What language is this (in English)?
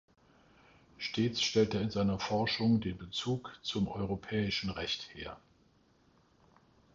German